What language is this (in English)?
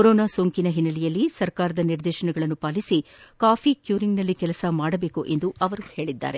Kannada